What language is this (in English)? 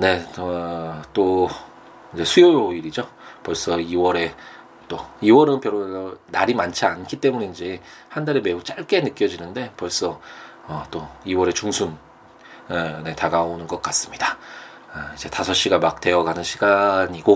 Korean